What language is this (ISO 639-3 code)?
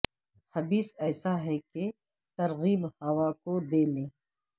urd